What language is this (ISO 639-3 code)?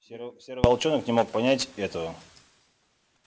rus